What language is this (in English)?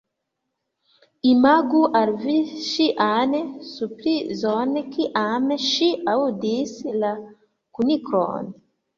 Esperanto